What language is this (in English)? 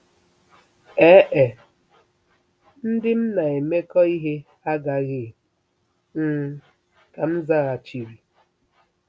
Igbo